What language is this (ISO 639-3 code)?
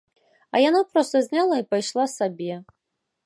bel